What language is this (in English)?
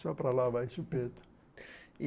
Portuguese